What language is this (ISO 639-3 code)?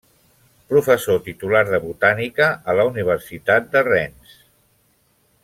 cat